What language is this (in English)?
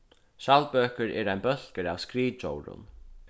Faroese